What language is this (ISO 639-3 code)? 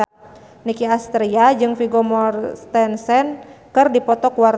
sun